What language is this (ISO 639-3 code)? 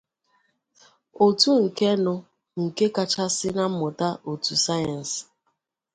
ibo